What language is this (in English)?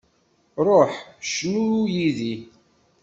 Kabyle